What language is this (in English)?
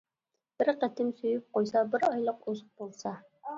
Uyghur